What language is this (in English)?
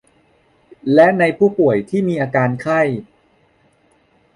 Thai